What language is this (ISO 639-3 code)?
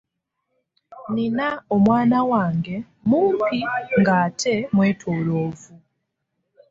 lug